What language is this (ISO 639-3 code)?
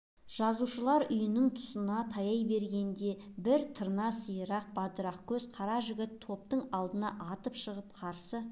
kaz